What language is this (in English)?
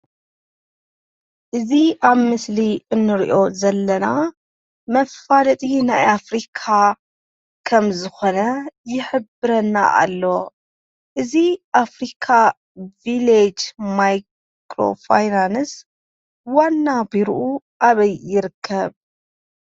Tigrinya